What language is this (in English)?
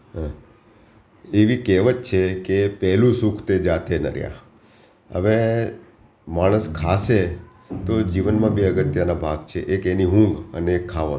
Gujarati